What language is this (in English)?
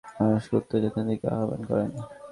Bangla